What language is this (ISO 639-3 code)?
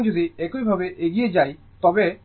ben